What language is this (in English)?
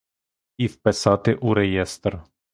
Ukrainian